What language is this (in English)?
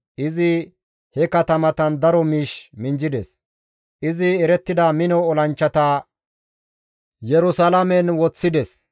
Gamo